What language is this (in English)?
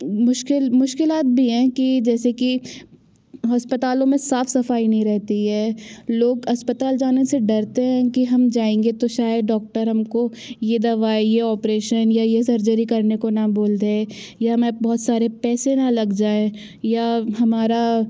Hindi